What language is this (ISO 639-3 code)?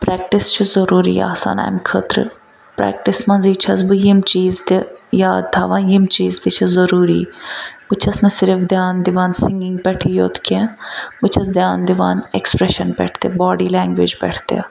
kas